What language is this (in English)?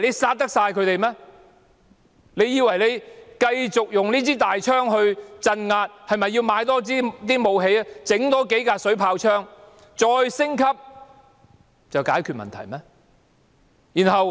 Cantonese